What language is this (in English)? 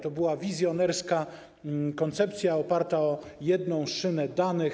Polish